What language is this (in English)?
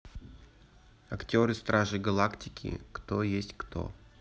Russian